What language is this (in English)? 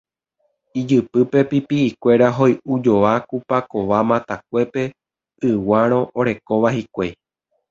Guarani